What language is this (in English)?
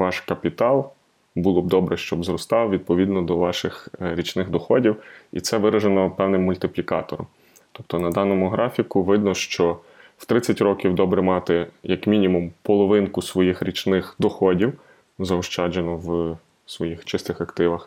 Ukrainian